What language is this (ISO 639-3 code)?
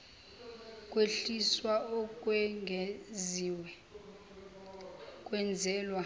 zul